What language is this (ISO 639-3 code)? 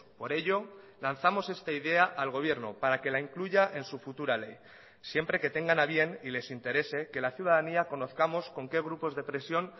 spa